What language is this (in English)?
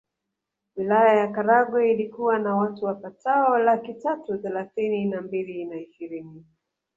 Swahili